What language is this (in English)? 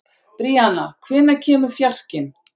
Icelandic